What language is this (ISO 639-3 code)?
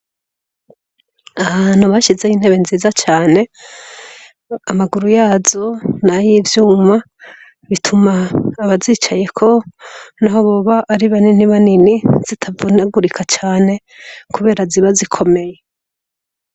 run